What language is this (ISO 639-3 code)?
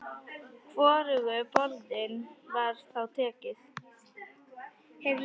isl